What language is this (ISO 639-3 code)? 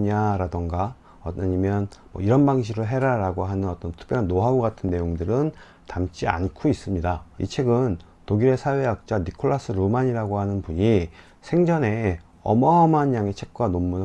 kor